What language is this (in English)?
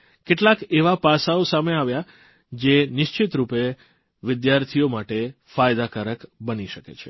Gujarati